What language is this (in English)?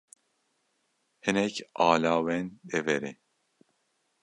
Kurdish